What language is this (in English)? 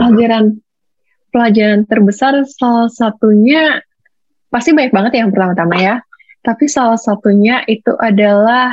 Indonesian